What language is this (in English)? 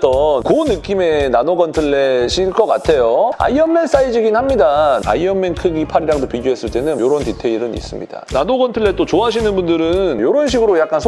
Korean